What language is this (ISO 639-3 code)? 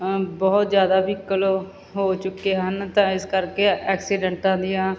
pan